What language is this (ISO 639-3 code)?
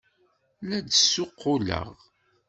kab